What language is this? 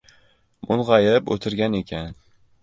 Uzbek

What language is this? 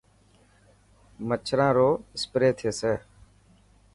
Dhatki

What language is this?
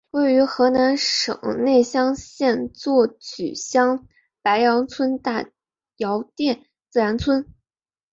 Chinese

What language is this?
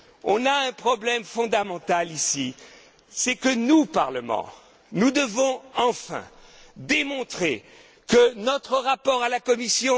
French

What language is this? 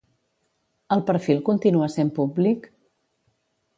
Catalan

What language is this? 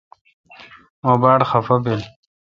Kalkoti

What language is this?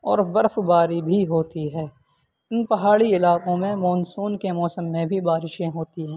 Urdu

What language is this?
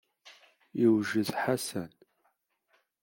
Kabyle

